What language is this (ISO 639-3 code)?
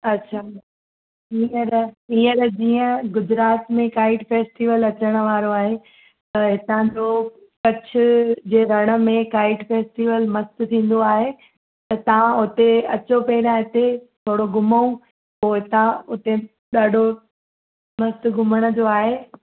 snd